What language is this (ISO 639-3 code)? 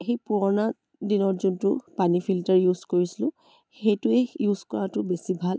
asm